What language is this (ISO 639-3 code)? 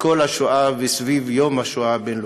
heb